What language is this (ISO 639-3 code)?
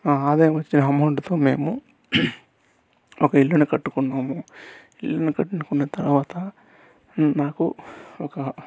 tel